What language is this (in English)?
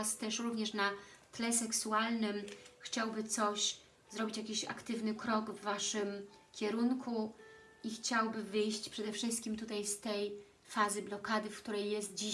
Polish